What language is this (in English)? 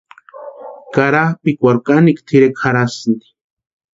Western Highland Purepecha